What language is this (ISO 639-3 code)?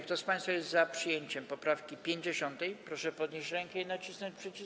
pol